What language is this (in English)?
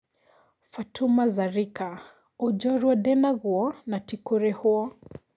Kikuyu